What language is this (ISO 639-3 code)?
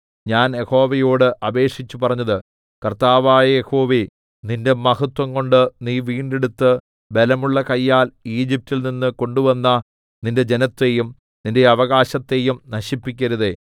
mal